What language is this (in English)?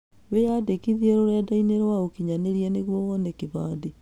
Kikuyu